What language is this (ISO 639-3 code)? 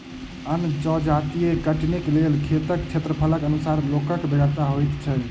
mai